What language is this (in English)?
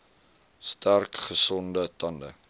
Afrikaans